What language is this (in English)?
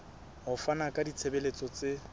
Southern Sotho